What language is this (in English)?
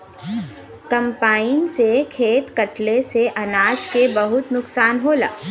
Bhojpuri